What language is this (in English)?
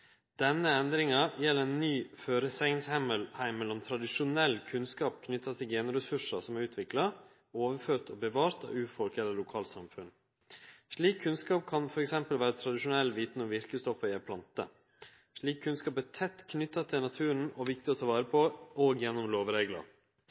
Norwegian Nynorsk